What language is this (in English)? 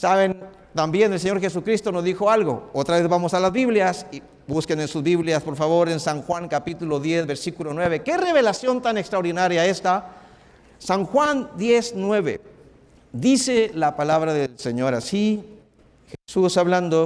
Spanish